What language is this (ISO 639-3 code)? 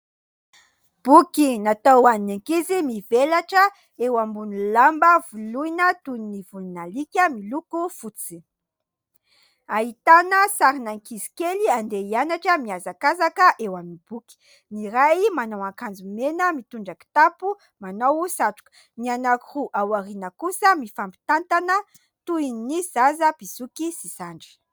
mlg